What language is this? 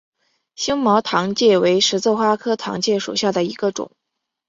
Chinese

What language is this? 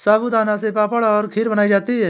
Hindi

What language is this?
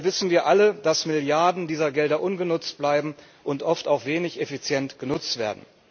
German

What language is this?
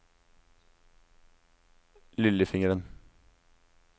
Norwegian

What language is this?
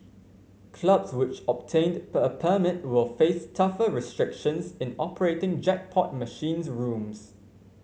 English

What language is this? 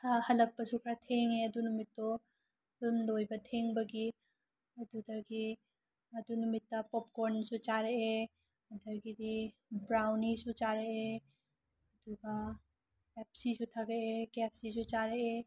Manipuri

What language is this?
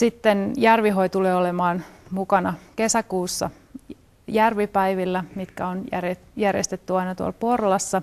Finnish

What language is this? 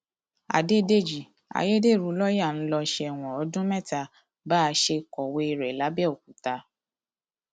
Yoruba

